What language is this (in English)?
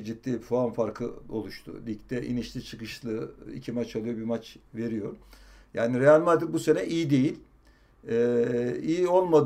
Turkish